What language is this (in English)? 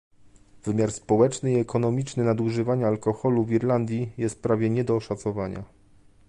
Polish